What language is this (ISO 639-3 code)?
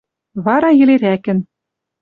mrj